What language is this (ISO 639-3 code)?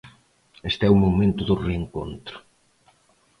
glg